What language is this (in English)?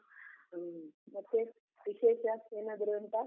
Kannada